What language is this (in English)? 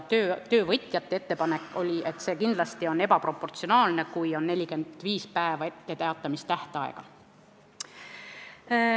Estonian